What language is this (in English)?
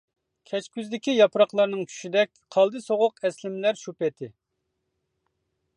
Uyghur